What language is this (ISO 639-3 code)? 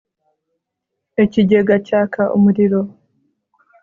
kin